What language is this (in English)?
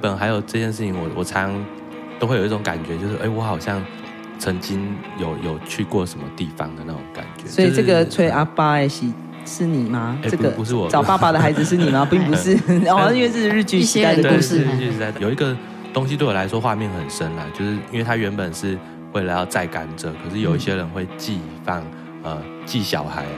Chinese